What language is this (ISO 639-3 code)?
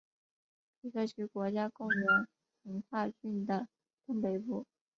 zho